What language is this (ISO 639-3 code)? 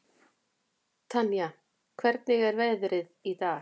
isl